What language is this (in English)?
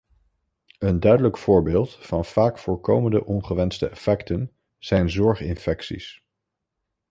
Dutch